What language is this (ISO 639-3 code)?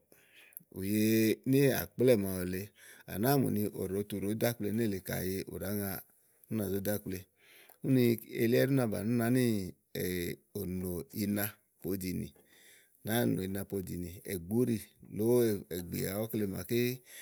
ahl